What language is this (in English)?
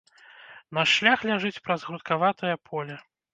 Belarusian